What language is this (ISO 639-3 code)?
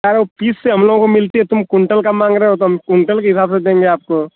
hin